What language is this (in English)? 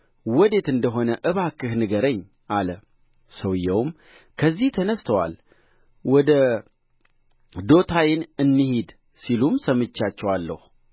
Amharic